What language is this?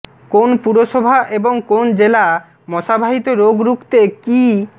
Bangla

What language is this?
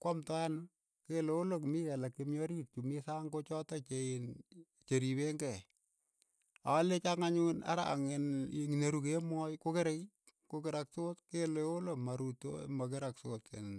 Keiyo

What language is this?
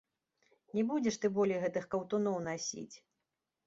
Belarusian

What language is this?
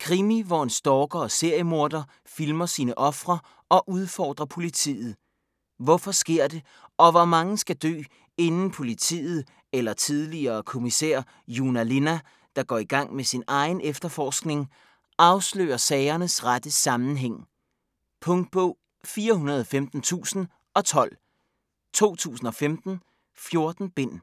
Danish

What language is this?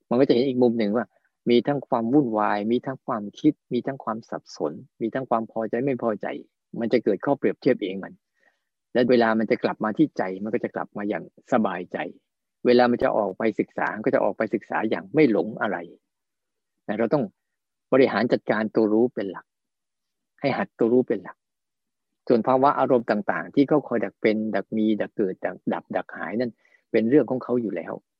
Thai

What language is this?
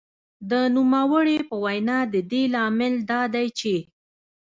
Pashto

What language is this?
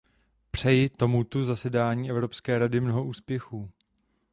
Czech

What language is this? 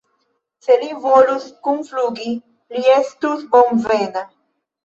Esperanto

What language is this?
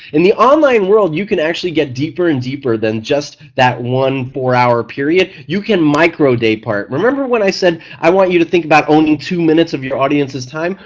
English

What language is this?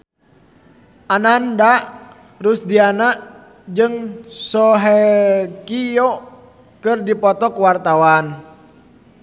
Sundanese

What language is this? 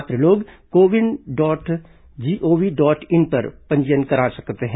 Hindi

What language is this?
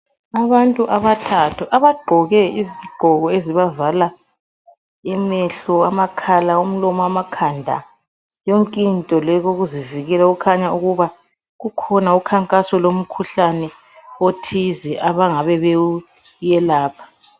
North Ndebele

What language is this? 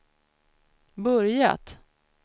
Swedish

